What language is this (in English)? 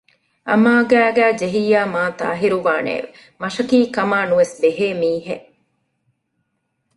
Divehi